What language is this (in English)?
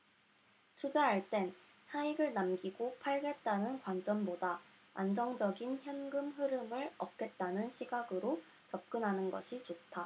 Korean